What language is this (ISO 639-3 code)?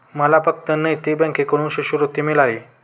mar